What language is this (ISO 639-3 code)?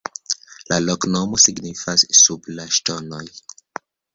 epo